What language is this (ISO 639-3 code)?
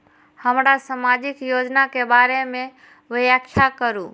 mai